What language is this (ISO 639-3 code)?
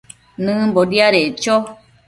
mcf